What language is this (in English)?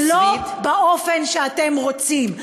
Hebrew